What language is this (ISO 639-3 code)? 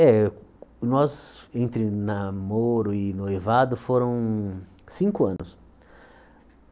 por